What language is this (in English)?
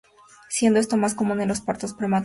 Spanish